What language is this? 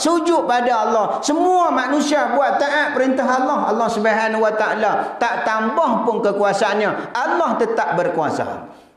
Malay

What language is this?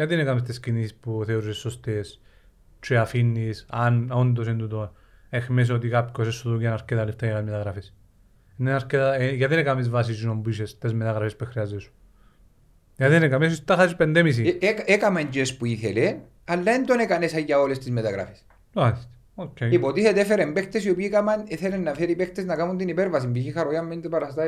Greek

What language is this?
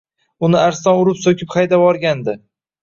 Uzbek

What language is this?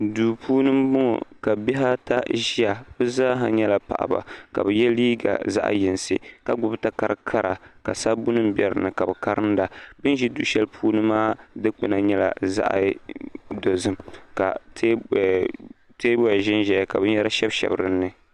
Dagbani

